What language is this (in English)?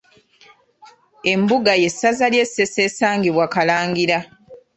Ganda